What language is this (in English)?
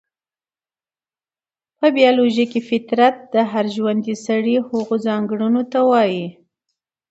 Pashto